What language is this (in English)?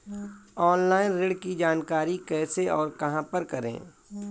Hindi